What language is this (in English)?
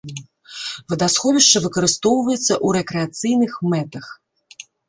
Belarusian